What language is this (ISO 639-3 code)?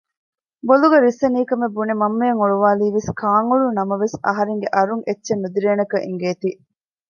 div